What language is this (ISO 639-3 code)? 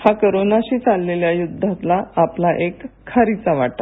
mar